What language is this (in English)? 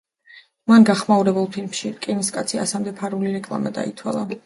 Georgian